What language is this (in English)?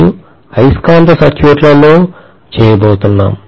Telugu